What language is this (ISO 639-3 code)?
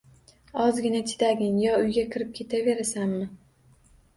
uzb